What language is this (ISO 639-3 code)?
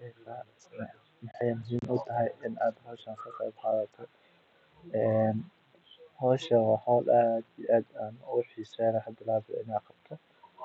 som